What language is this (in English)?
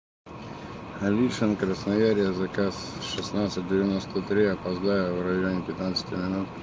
Russian